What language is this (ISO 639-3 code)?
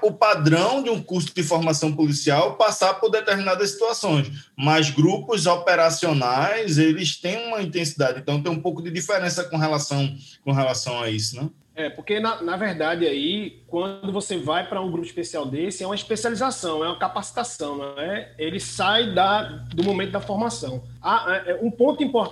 por